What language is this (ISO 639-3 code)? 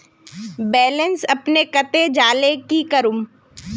mag